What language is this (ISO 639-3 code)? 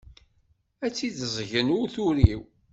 kab